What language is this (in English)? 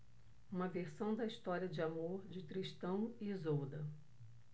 Portuguese